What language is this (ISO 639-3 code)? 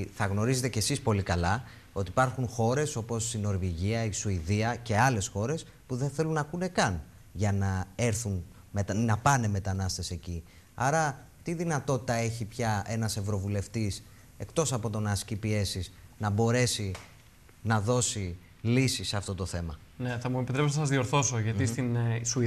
ell